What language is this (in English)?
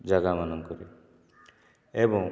Odia